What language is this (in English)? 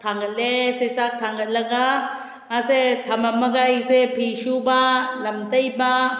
Manipuri